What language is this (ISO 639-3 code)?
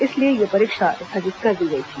hin